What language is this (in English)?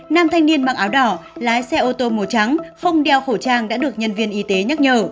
Vietnamese